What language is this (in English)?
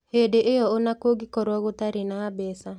Kikuyu